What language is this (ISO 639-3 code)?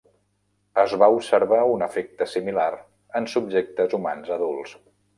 cat